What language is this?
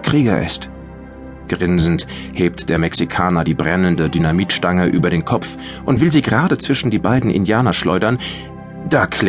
German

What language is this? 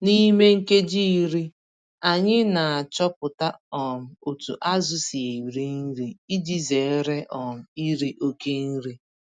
Igbo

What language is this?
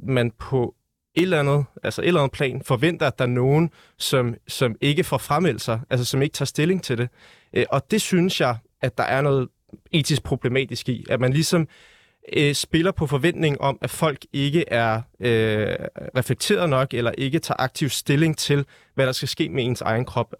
Danish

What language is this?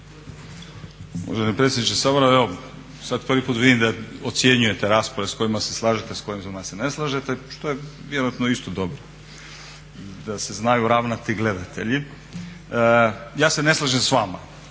Croatian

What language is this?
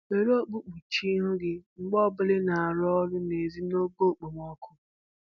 Igbo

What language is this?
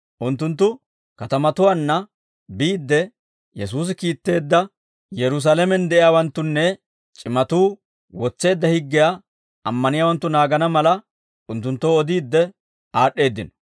Dawro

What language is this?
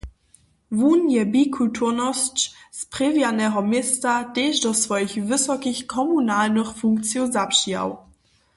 Upper Sorbian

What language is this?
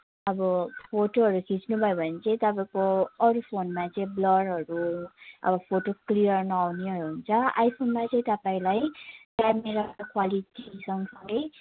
Nepali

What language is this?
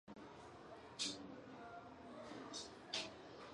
Chinese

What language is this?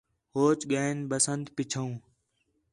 Khetrani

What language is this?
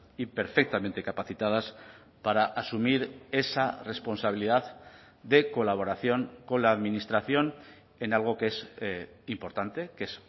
Spanish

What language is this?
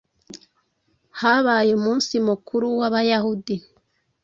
Kinyarwanda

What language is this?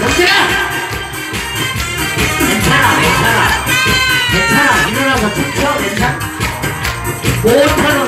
Korean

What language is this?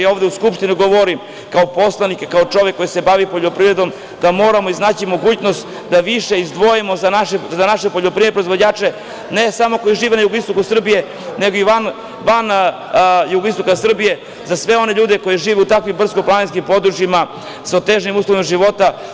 Serbian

